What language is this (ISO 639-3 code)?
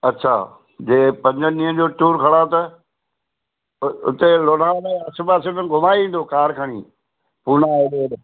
snd